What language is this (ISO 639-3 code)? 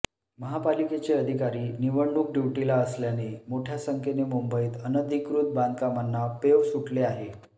mar